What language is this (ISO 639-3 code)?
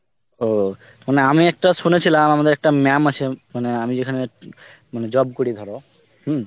ben